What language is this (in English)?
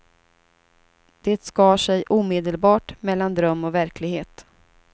Swedish